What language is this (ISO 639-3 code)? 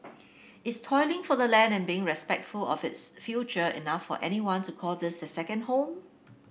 eng